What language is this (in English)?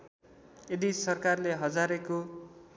Nepali